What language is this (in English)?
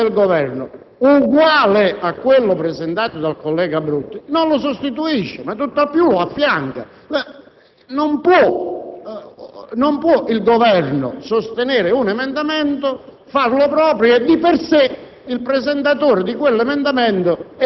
Italian